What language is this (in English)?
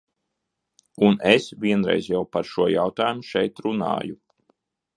Latvian